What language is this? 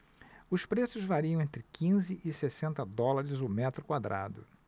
Portuguese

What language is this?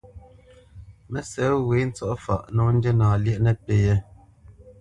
Bamenyam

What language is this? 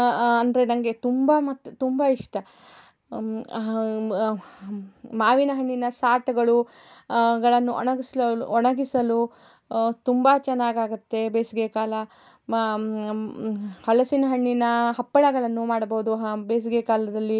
Kannada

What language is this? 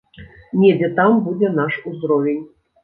Belarusian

